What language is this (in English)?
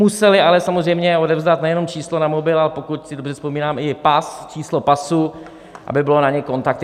Czech